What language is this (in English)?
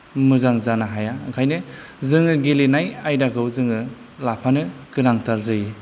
Bodo